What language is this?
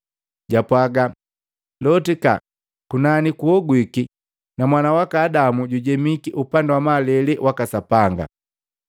Matengo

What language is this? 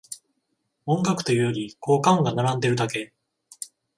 Japanese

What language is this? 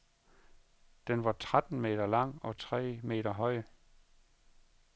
Danish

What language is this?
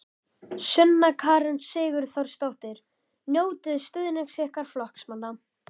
Icelandic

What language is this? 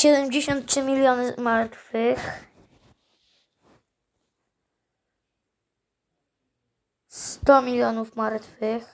Polish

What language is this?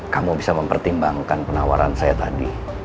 Indonesian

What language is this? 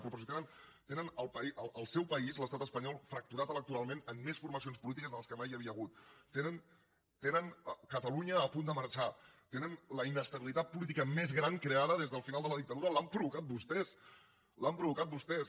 Catalan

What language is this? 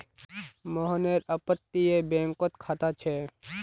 Magahi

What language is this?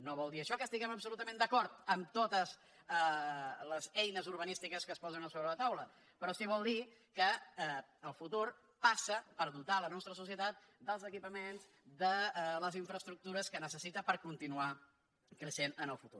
Catalan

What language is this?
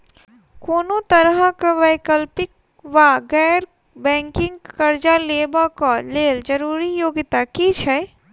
Maithili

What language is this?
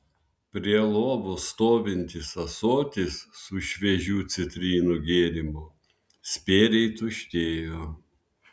Lithuanian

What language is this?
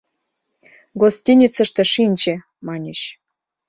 Mari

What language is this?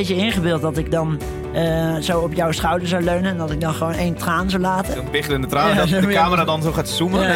Dutch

